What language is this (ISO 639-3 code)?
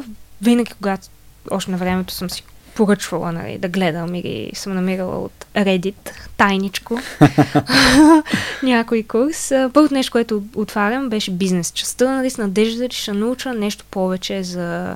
bul